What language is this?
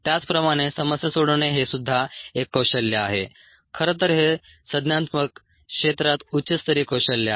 Marathi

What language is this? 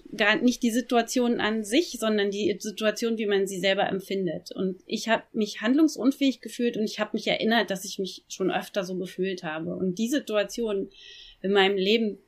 German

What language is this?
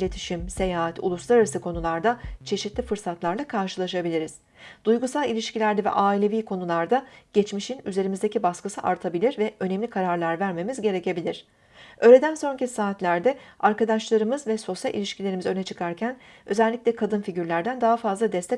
Turkish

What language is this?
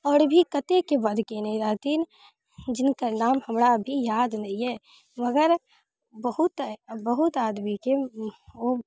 Maithili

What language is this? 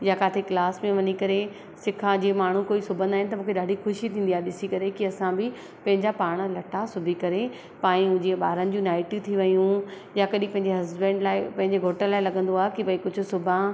Sindhi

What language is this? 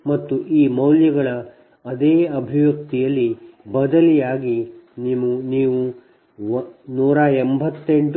Kannada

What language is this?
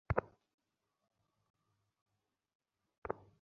Bangla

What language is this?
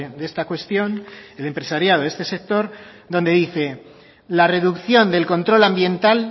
Spanish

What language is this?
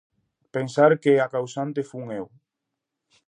Galician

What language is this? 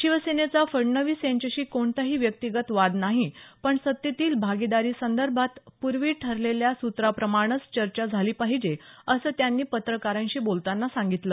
Marathi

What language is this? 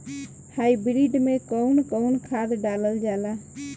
Bhojpuri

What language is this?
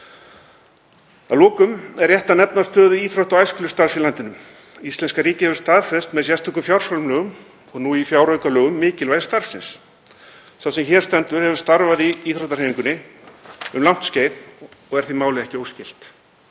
Icelandic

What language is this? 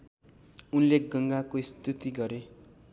Nepali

